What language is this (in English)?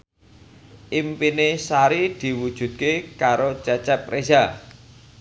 Javanese